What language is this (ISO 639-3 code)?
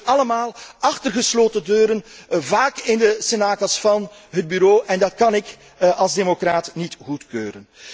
nld